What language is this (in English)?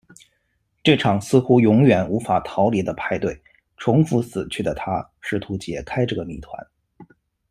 Chinese